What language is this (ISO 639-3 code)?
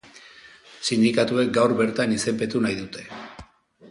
eus